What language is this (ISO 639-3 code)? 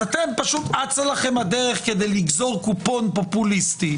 heb